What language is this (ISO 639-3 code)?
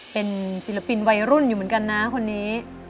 tha